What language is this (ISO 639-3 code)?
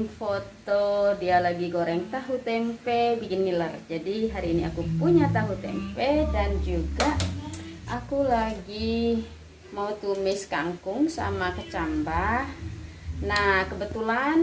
ind